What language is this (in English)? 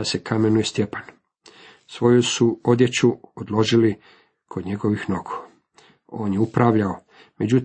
Croatian